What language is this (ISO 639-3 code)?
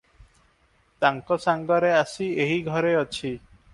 ori